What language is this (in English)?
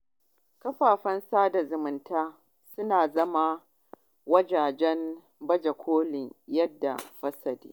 Hausa